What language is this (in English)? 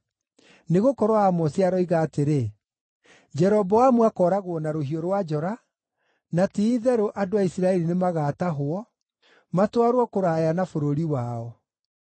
Kikuyu